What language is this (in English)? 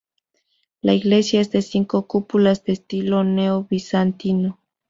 Spanish